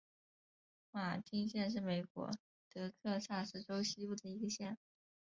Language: Chinese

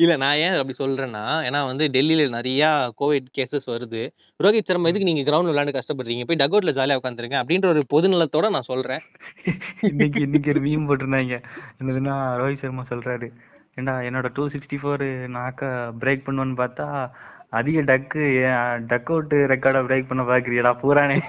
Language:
Tamil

